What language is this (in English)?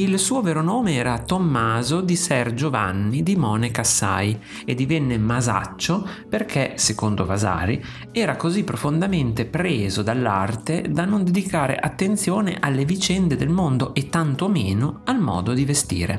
Italian